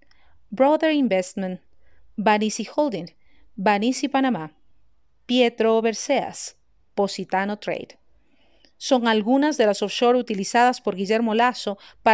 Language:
Spanish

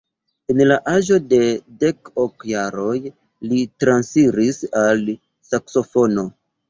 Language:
Esperanto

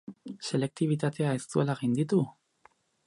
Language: Basque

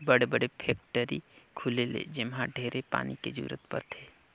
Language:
Chhattisgarhi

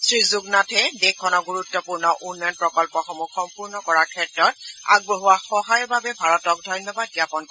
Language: Assamese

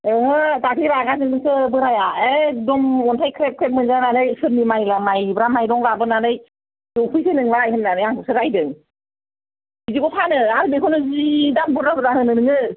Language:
Bodo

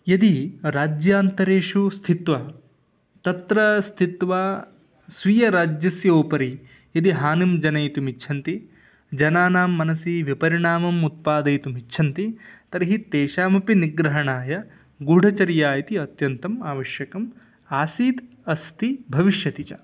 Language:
Sanskrit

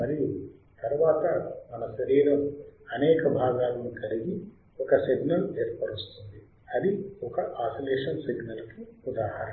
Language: Telugu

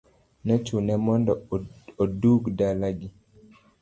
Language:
Luo (Kenya and Tanzania)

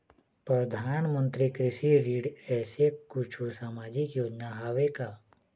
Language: Chhattisgarhi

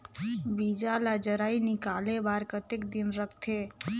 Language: Chhattisgarhi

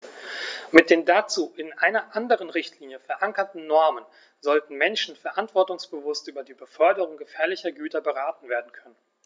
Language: German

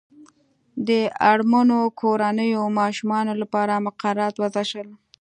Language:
Pashto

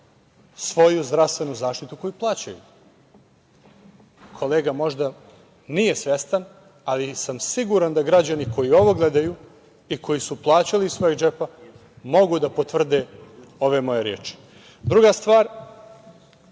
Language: Serbian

